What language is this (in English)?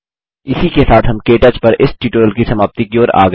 Hindi